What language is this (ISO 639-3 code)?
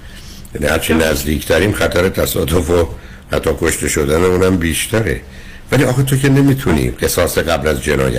fas